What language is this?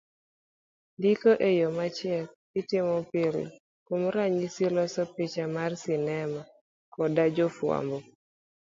Luo (Kenya and Tanzania)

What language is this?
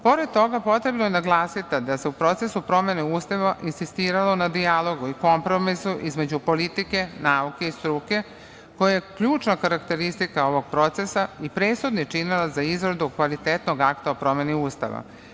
Serbian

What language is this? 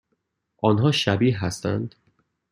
Persian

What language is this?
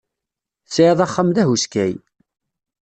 Kabyle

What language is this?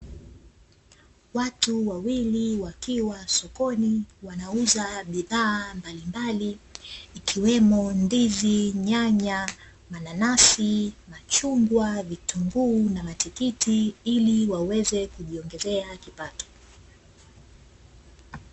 Swahili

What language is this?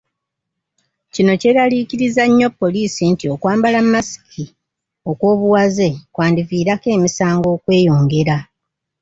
Ganda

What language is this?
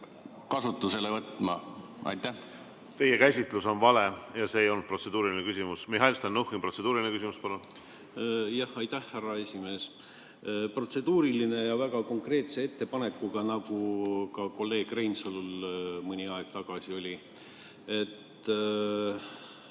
Estonian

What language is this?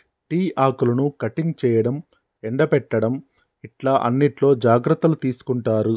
Telugu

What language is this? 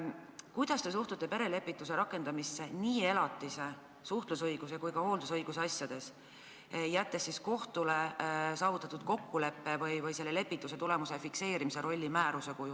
Estonian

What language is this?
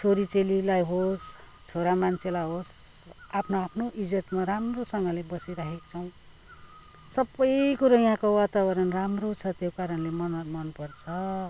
Nepali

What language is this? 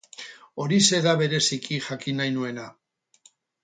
Basque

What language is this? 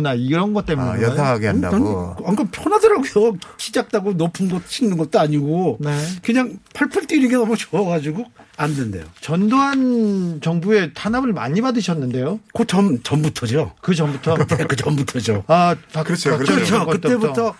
Korean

